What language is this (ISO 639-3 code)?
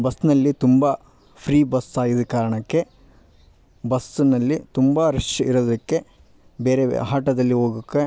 kan